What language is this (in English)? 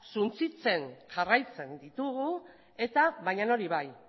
Basque